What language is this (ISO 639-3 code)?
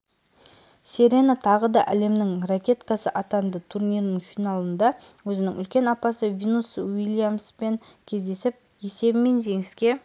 kaz